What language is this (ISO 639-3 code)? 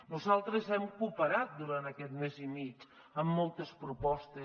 cat